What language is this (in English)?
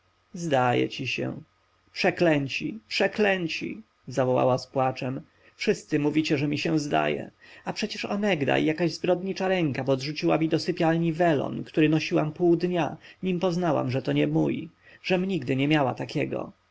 Polish